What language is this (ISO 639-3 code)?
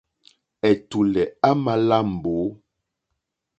bri